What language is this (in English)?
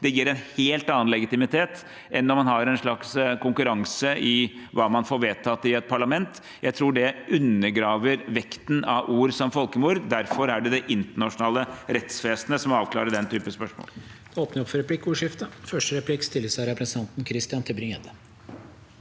Norwegian